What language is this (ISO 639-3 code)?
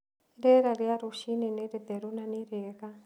kik